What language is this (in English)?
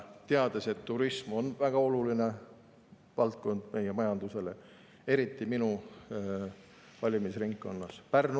Estonian